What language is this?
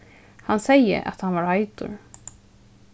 Faroese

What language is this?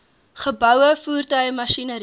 Afrikaans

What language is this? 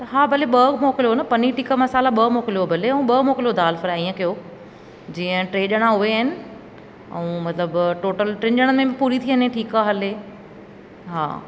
Sindhi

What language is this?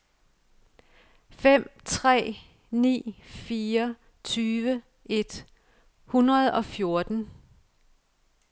Danish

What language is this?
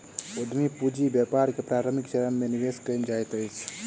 Maithili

